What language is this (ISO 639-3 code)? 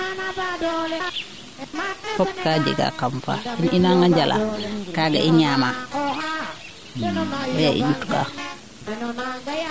srr